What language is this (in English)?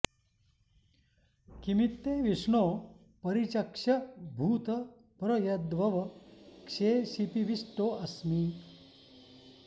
Sanskrit